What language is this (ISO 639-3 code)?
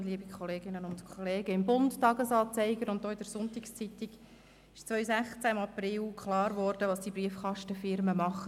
gsw